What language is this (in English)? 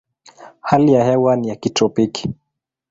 Swahili